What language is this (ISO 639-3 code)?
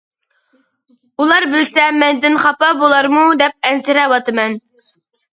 uig